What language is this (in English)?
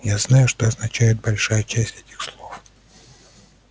Russian